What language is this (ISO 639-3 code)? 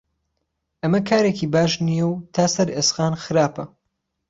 ckb